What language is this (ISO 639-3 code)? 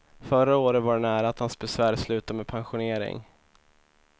swe